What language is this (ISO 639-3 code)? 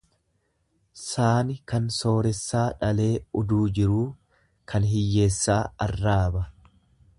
orm